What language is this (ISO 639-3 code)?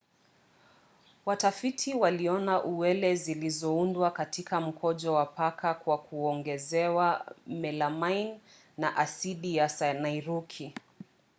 swa